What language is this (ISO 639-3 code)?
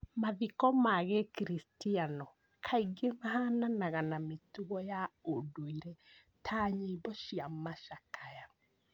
kik